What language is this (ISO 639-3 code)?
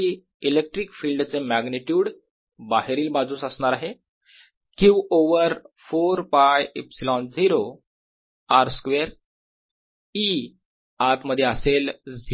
mar